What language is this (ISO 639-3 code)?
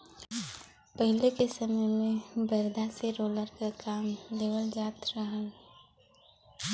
bho